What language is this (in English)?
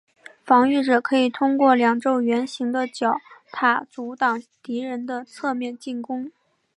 Chinese